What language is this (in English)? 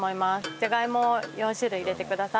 Japanese